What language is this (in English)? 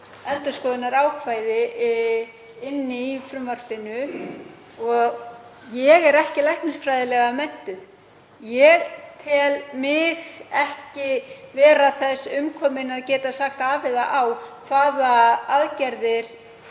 Icelandic